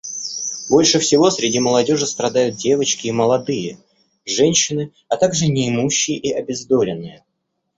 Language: Russian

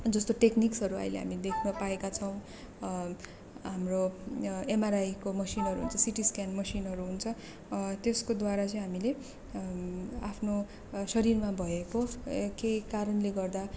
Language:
Nepali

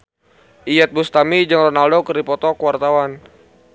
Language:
Sundanese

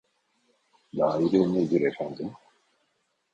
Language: Turkish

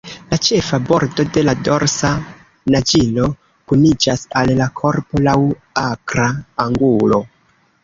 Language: Esperanto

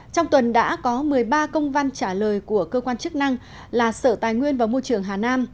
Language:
Vietnamese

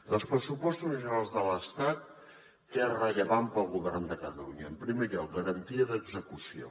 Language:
Catalan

